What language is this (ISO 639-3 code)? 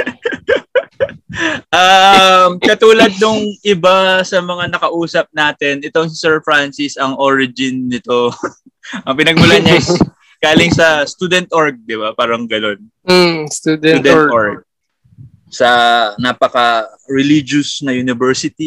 fil